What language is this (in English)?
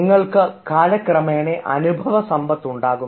Malayalam